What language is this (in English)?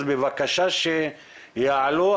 Hebrew